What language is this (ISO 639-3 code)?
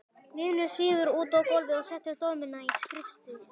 isl